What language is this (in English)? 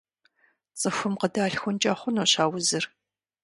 Kabardian